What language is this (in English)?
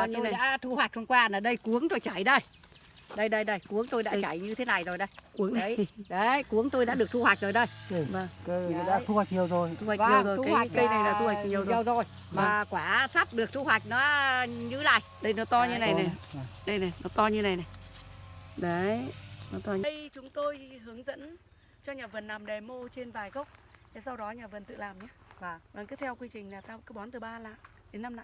Vietnamese